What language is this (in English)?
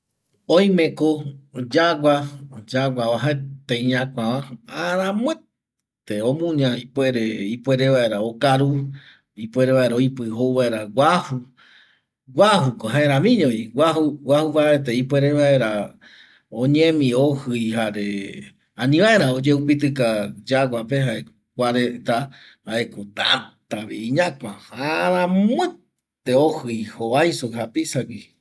Eastern Bolivian Guaraní